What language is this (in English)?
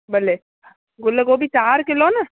Sindhi